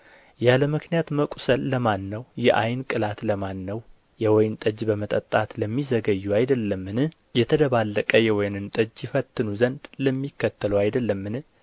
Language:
Amharic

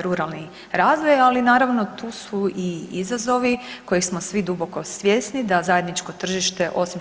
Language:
Croatian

